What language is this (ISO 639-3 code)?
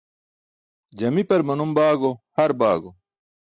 bsk